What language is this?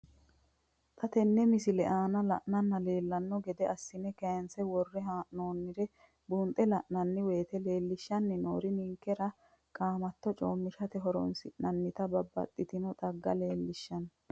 Sidamo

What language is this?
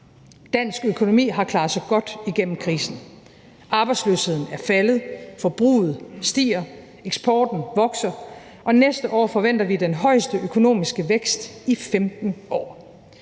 Danish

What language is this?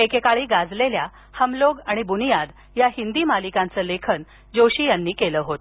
Marathi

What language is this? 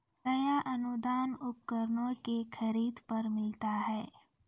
Maithili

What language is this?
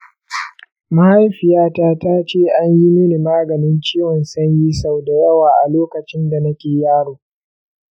Hausa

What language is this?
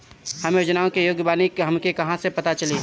Bhojpuri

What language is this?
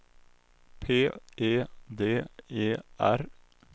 Swedish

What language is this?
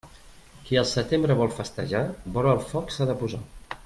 Catalan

